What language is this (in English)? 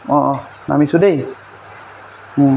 Assamese